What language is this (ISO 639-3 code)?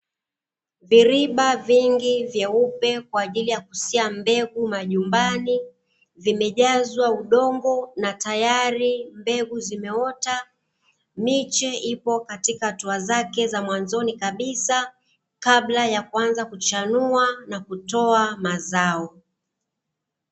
swa